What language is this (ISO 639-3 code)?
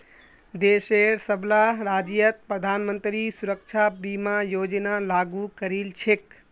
mag